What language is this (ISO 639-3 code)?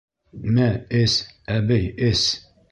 bak